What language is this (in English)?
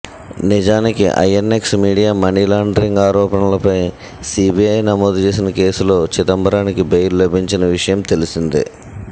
Telugu